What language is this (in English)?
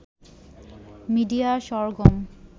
Bangla